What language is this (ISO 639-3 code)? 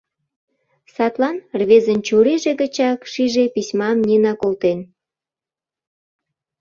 chm